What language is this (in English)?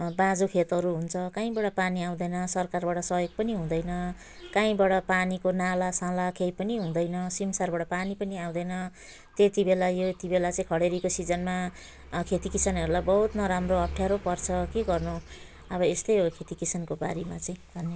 Nepali